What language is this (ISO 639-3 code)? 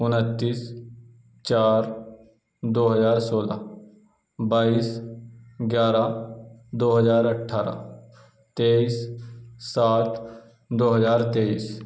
urd